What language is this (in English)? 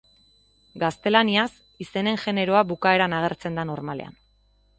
Basque